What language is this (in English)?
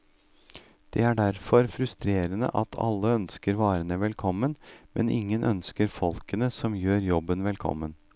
Norwegian